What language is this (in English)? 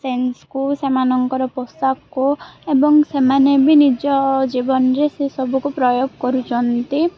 Odia